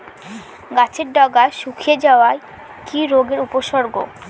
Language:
Bangla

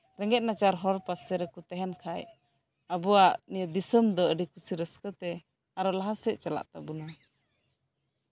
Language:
Santali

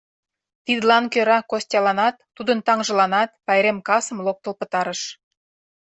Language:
Mari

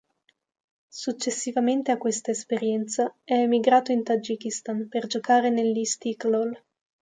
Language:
Italian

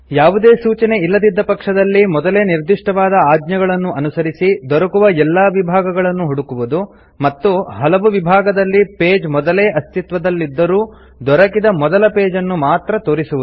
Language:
Kannada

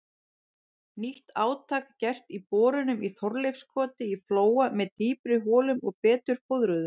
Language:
Icelandic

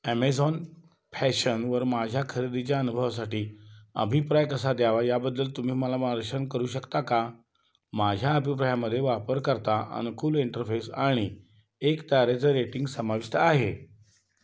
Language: Marathi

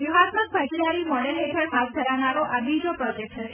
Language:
Gujarati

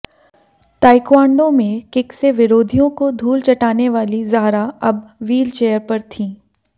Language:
Hindi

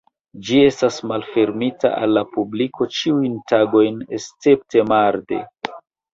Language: Esperanto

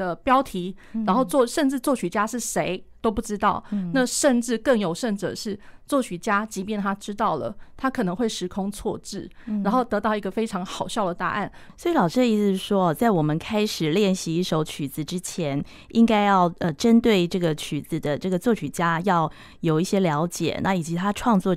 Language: Chinese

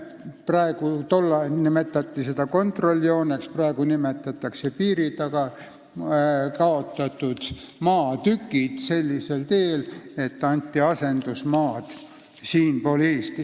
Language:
Estonian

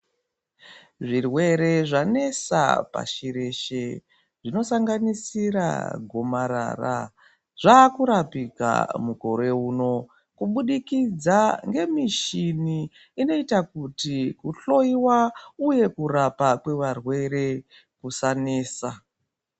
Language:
Ndau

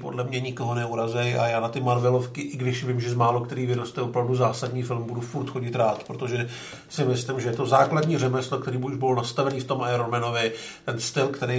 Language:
Czech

